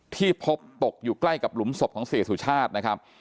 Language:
Thai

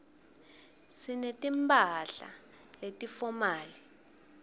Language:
Swati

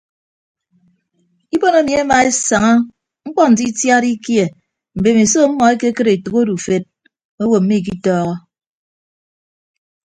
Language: Ibibio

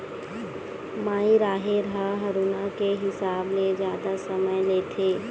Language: Chhattisgarhi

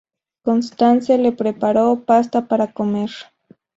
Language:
Spanish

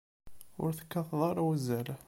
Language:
Kabyle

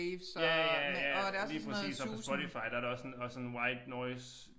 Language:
Danish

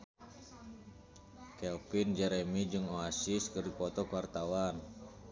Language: Sundanese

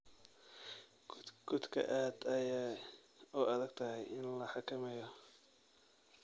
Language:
Somali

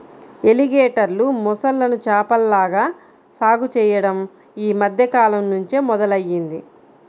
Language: Telugu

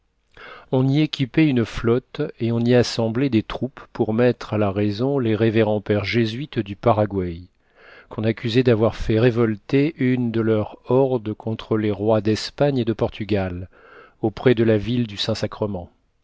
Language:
French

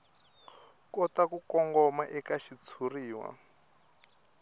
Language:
Tsonga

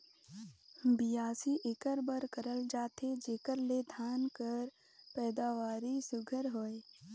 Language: Chhattisgarhi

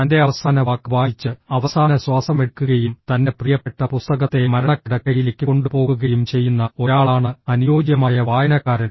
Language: Malayalam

